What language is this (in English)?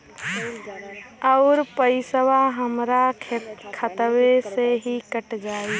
Bhojpuri